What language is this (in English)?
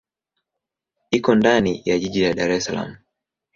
Swahili